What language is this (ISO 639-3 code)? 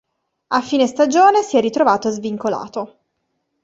ita